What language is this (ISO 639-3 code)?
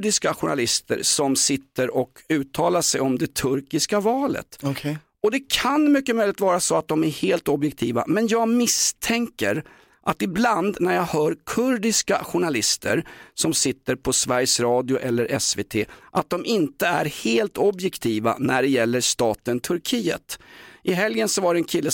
swe